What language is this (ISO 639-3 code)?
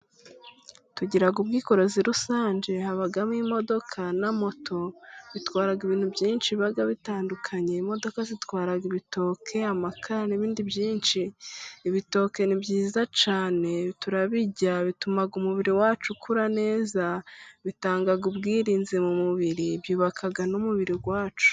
kin